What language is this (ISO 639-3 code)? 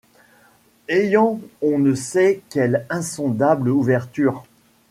fra